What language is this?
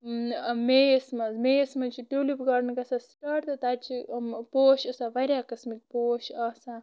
Kashmiri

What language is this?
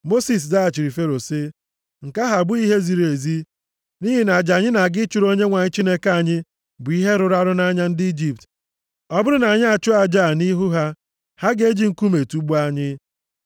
Igbo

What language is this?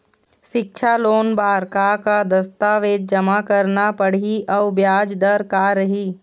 Chhattisgarhi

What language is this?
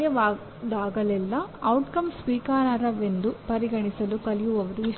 Kannada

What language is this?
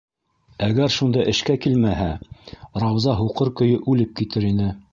Bashkir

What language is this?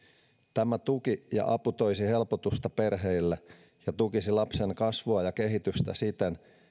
Finnish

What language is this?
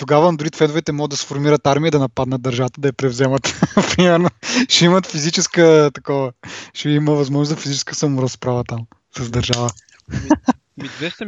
Bulgarian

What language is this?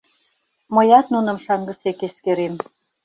Mari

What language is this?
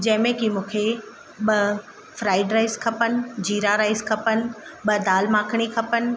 Sindhi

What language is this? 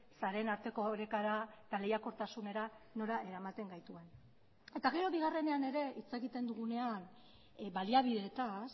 Basque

